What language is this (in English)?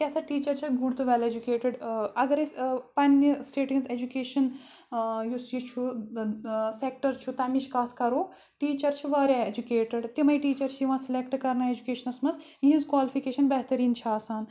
Kashmiri